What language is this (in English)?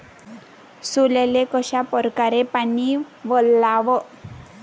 Marathi